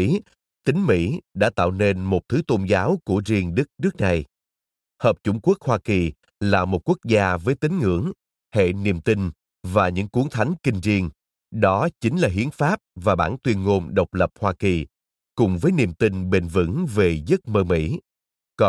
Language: Vietnamese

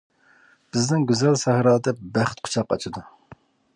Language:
Uyghur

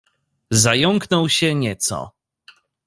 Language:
Polish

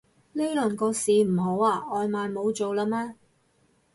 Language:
Cantonese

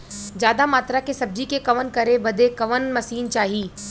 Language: Bhojpuri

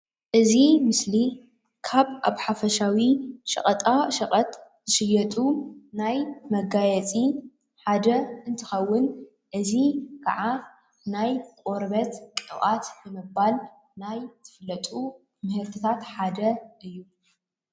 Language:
Tigrinya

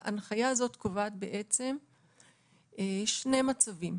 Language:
Hebrew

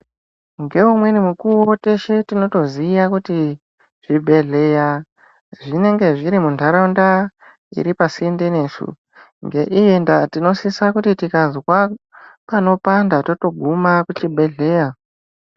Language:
Ndau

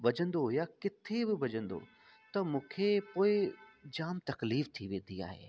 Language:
Sindhi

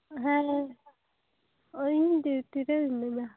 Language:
Santali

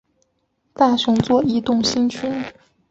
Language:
Chinese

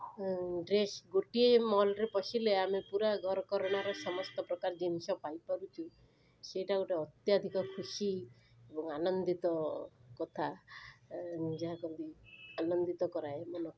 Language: Odia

